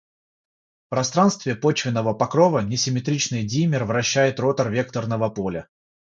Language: Russian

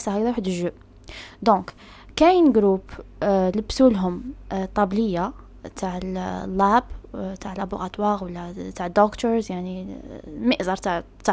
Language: Arabic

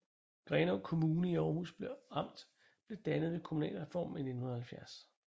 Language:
Danish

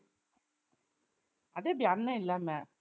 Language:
Tamil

